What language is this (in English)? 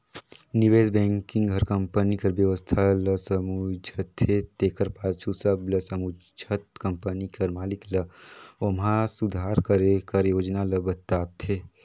Chhattisgarhi